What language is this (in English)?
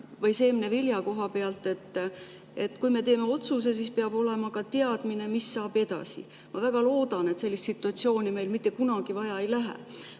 Estonian